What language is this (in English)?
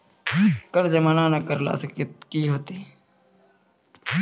Maithili